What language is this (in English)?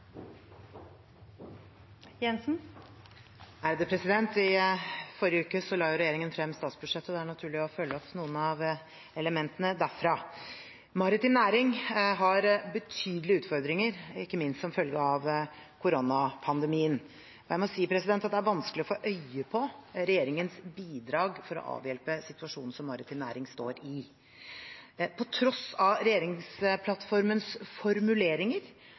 Norwegian Bokmål